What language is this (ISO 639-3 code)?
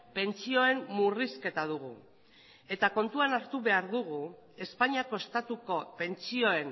eus